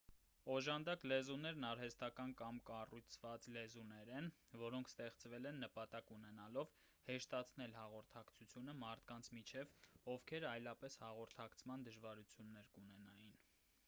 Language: Armenian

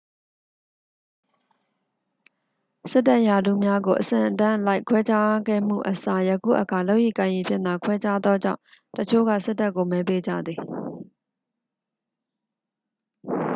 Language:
Burmese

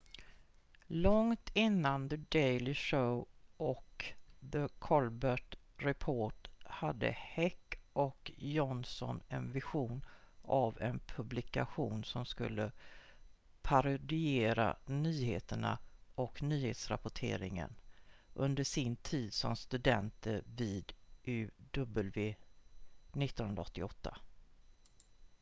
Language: Swedish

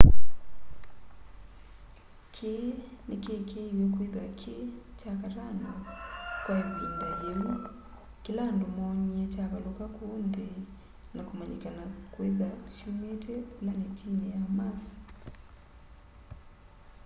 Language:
Kamba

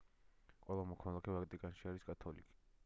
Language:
Georgian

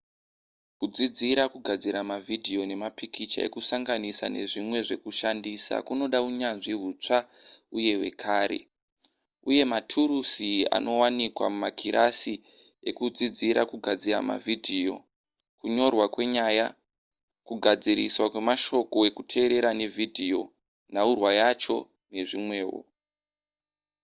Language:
Shona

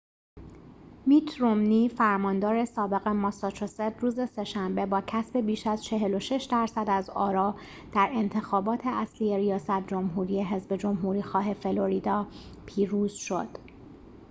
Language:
Persian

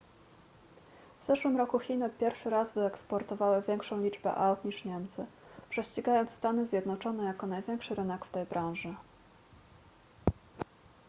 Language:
Polish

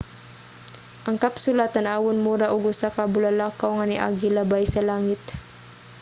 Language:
Cebuano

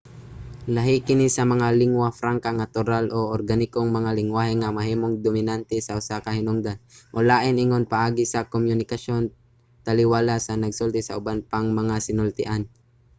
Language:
Cebuano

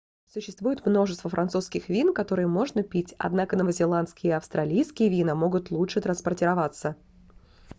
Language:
Russian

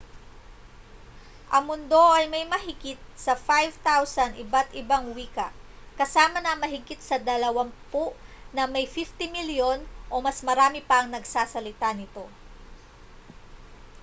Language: Filipino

